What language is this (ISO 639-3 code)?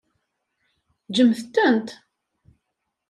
kab